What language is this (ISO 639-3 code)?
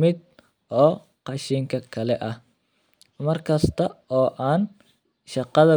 som